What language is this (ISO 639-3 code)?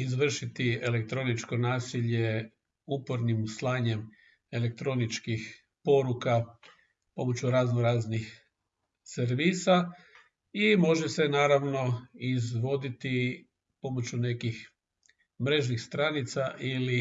hrv